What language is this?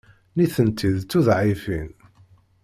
Kabyle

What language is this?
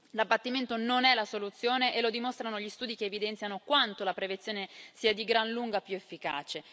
Italian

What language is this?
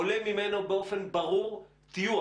Hebrew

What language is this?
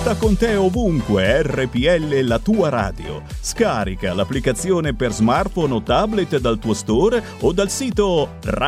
Italian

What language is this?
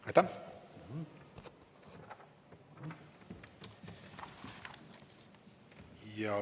Estonian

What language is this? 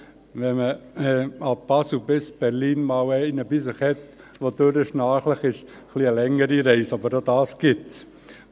Swiss German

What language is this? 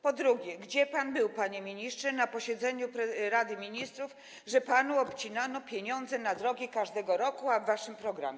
Polish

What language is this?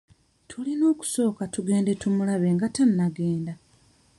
Ganda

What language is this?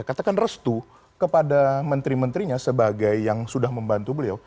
Indonesian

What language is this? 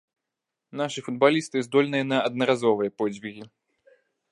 Belarusian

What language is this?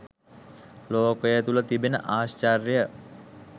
Sinhala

